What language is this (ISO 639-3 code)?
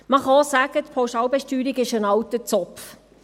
gsw